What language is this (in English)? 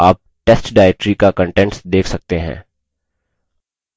Hindi